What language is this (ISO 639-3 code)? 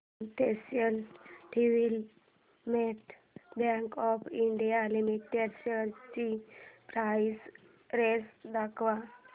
mar